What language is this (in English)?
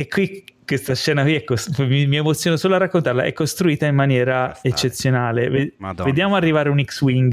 Italian